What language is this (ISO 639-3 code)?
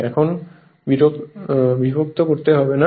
ben